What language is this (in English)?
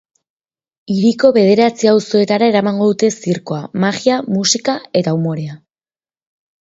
Basque